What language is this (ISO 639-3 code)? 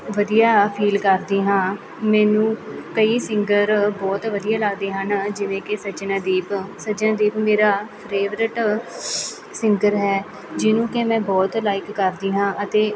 pan